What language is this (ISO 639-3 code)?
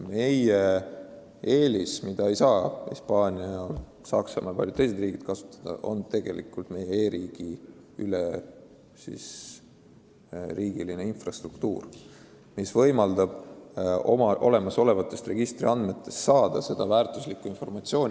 est